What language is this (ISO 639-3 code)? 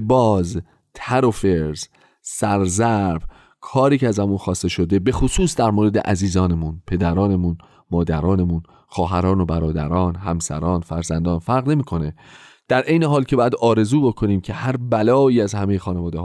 fas